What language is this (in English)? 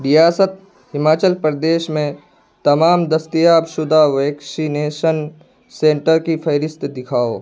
Urdu